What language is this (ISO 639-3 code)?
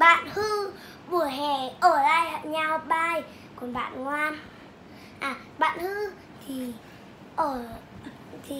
vie